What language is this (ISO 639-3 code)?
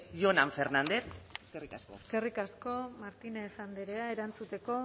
eus